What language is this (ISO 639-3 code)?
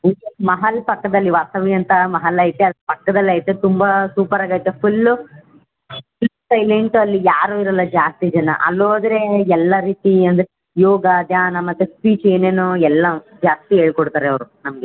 kan